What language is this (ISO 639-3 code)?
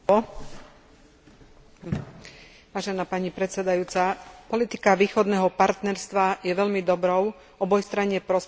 slk